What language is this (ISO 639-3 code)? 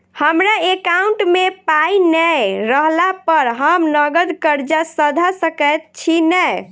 mai